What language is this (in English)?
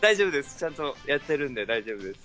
Japanese